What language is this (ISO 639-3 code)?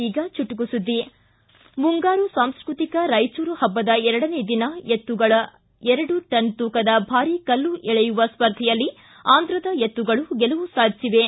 kan